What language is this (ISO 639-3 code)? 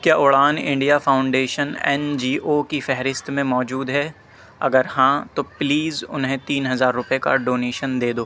urd